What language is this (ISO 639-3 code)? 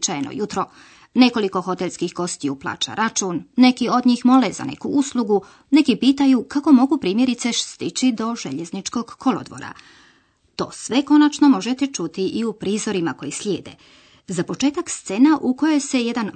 hrv